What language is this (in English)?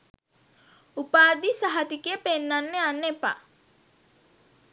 Sinhala